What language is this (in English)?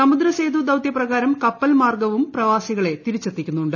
Malayalam